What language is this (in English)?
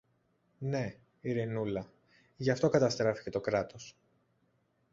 Greek